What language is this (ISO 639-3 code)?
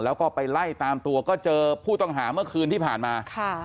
tha